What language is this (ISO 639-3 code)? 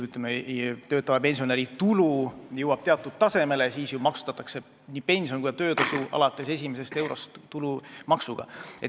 est